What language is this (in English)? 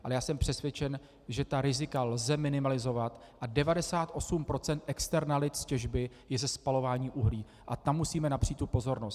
Czech